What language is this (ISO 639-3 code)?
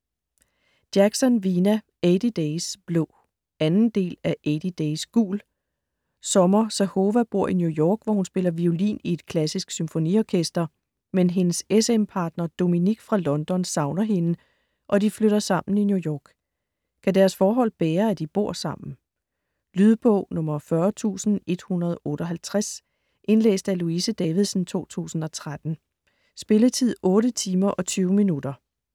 dan